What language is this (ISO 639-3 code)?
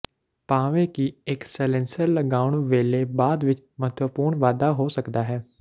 pan